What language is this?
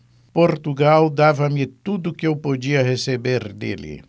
Portuguese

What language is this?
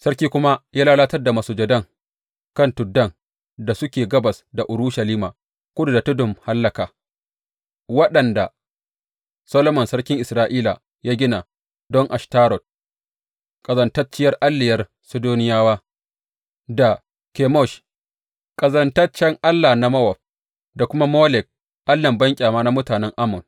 Hausa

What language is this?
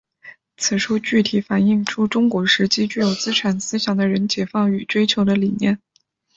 Chinese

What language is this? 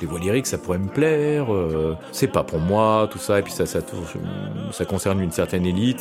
French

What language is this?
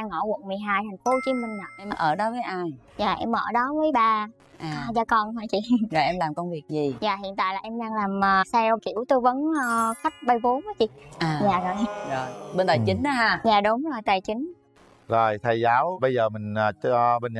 Vietnamese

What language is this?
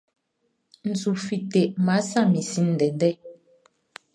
Baoulé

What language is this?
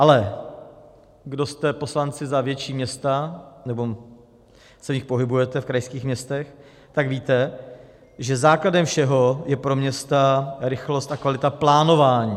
Czech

